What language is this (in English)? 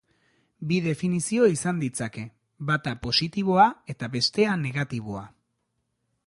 Basque